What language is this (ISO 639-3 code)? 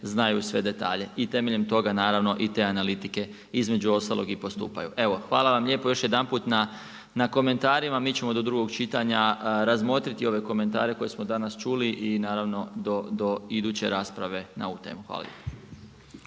hrv